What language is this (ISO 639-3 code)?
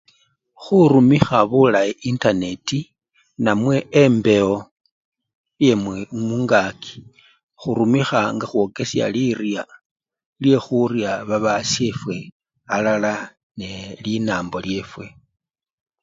luy